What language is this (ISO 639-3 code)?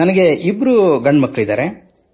kan